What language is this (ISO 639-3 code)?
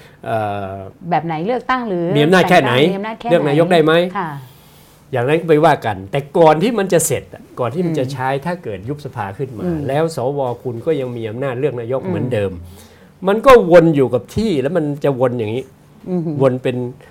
tha